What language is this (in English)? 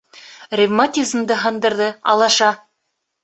Bashkir